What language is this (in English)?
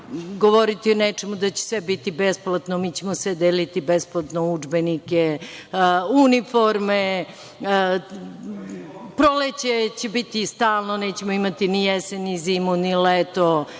Serbian